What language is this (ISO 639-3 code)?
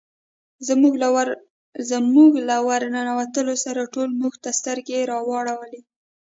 pus